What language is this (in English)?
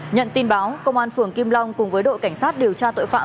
Vietnamese